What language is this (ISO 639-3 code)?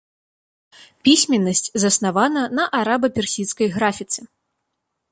bel